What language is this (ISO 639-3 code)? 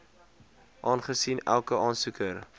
afr